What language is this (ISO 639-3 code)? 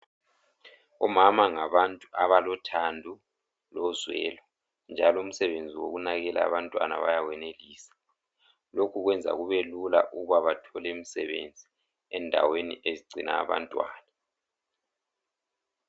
nde